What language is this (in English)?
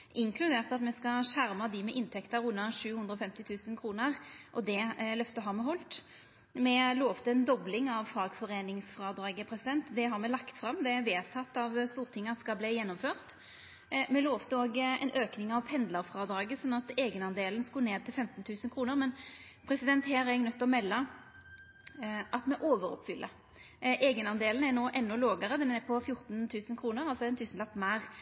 Norwegian Nynorsk